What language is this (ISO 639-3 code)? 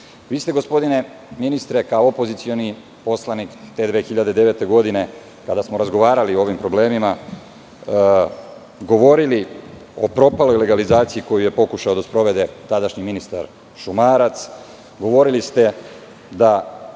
srp